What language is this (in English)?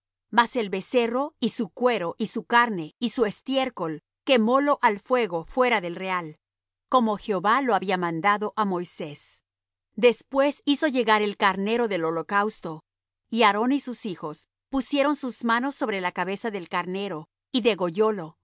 Spanish